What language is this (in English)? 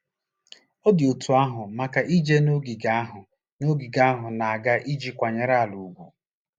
Igbo